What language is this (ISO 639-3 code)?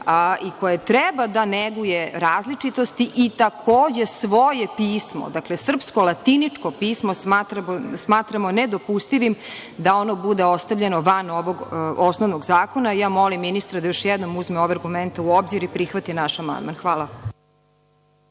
srp